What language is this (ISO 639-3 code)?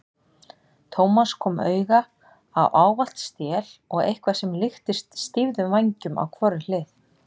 isl